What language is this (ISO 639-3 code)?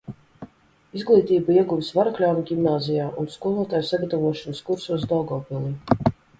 lav